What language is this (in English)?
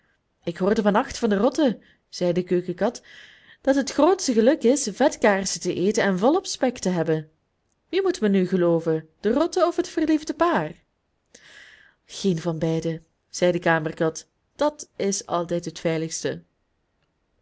Dutch